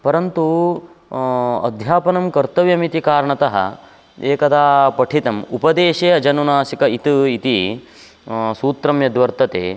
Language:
Sanskrit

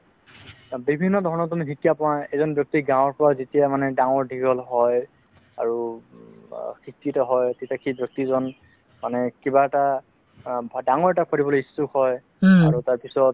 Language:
Assamese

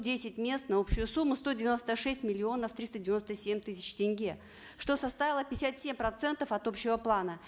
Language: Kazakh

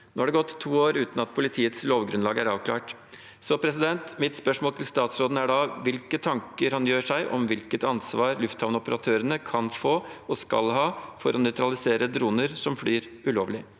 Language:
Norwegian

